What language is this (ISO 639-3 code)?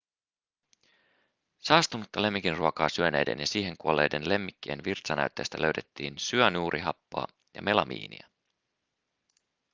fin